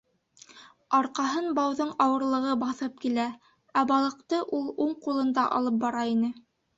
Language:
Bashkir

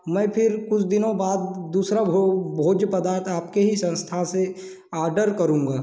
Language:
Hindi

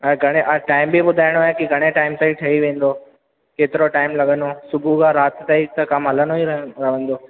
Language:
Sindhi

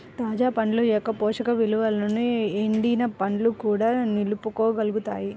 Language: Telugu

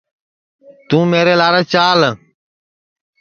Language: Sansi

